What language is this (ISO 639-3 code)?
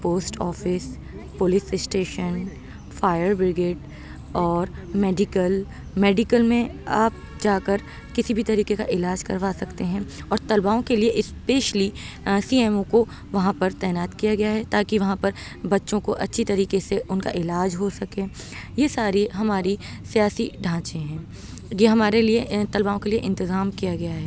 urd